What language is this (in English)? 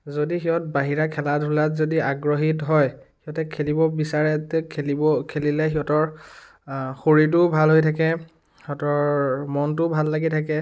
Assamese